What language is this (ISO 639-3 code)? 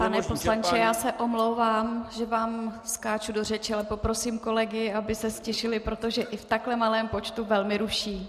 ces